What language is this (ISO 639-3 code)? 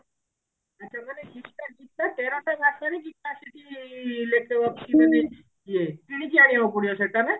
ori